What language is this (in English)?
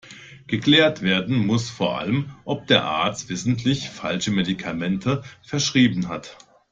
German